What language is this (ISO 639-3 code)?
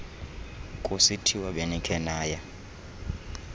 xho